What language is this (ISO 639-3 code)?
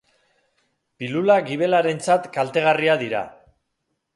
eus